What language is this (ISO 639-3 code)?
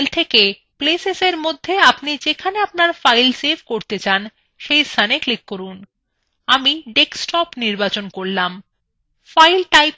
ben